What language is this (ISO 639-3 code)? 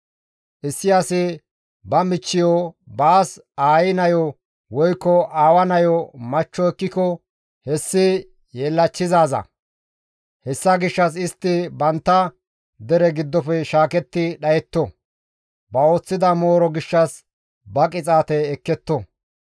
gmv